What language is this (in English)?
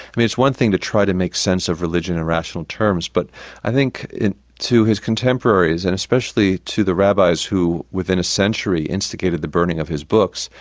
English